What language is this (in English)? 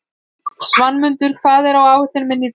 Icelandic